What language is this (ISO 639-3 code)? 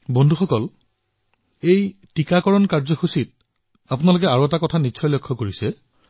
asm